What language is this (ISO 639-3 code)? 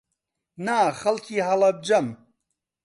ckb